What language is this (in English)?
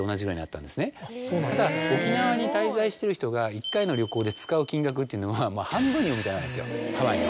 Japanese